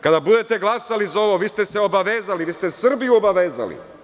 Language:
Serbian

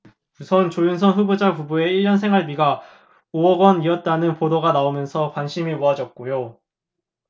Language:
Korean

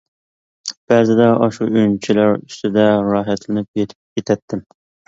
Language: Uyghur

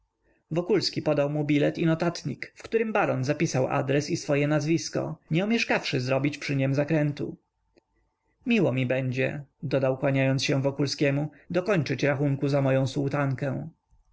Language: Polish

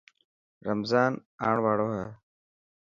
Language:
Dhatki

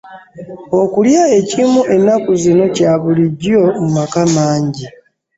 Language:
Ganda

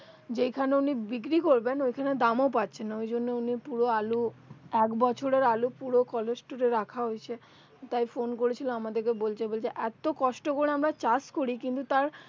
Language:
Bangla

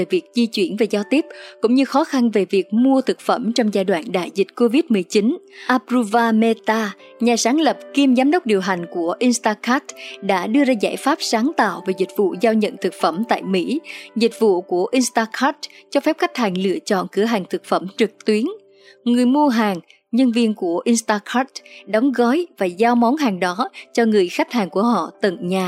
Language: Vietnamese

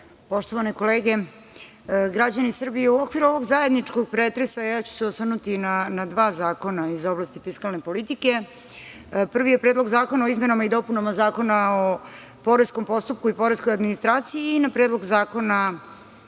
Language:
Serbian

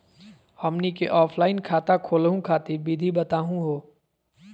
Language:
Magahi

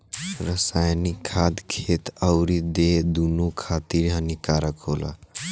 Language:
Bhojpuri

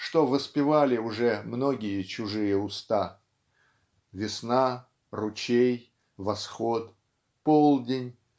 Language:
Russian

